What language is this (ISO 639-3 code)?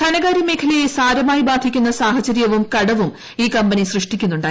mal